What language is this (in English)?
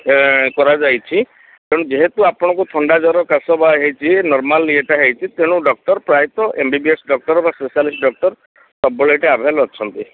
Odia